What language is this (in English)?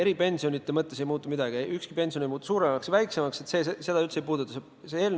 Estonian